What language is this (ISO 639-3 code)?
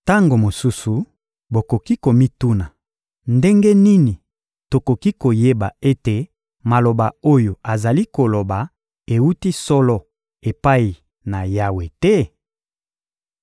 lin